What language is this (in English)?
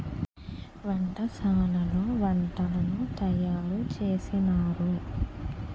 Telugu